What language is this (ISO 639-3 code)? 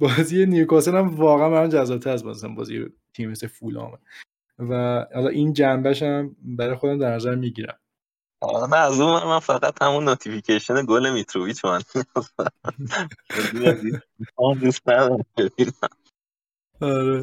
fas